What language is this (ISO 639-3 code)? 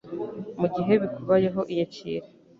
kin